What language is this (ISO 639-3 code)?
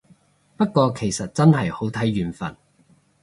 yue